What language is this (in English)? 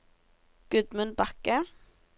Norwegian